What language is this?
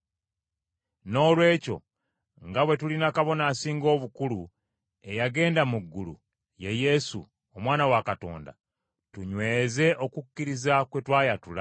Ganda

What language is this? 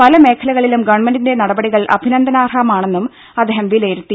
Malayalam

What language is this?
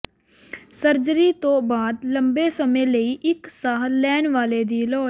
Punjabi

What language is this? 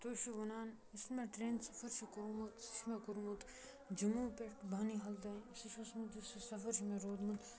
Kashmiri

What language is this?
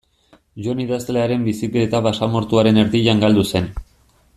Basque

